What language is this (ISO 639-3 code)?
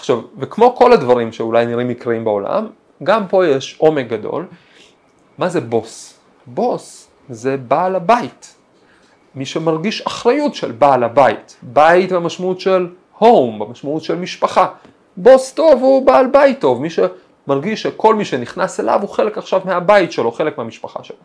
heb